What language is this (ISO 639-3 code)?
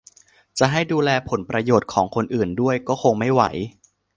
tha